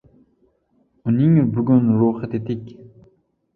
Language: Uzbek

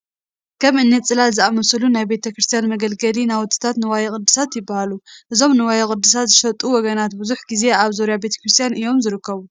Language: Tigrinya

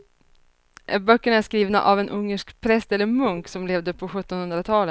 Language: Swedish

